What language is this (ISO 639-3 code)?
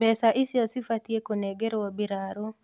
kik